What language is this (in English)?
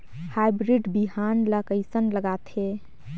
Chhattisgarhi